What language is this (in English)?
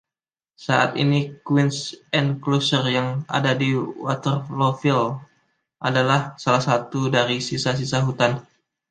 Indonesian